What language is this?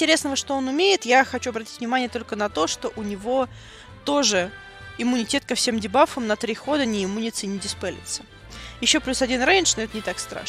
Russian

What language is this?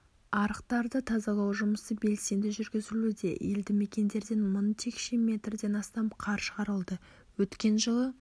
Kazakh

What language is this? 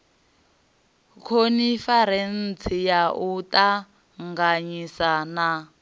Venda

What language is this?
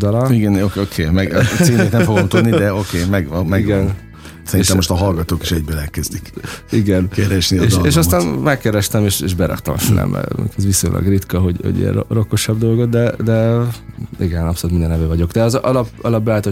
Hungarian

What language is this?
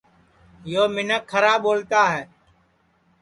Sansi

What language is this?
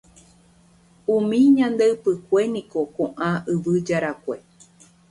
Guarani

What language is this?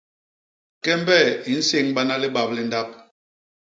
Basaa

